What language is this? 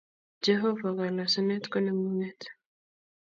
Kalenjin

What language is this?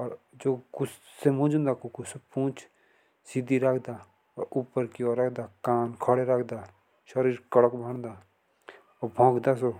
Jaunsari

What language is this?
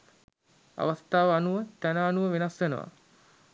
Sinhala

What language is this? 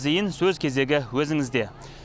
Kazakh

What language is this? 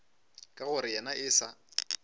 Northern Sotho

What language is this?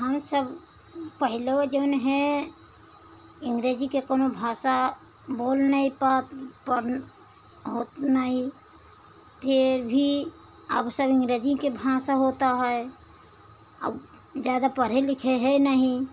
Hindi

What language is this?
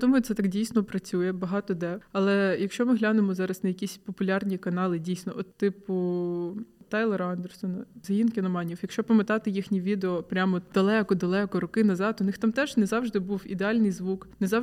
Ukrainian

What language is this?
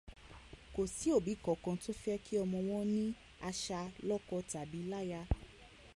Yoruba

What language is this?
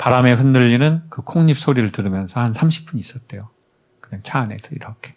Korean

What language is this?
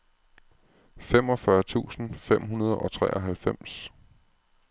Danish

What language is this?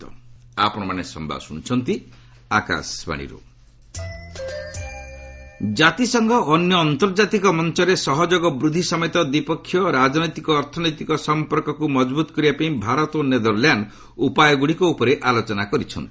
Odia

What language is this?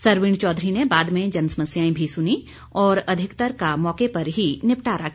Hindi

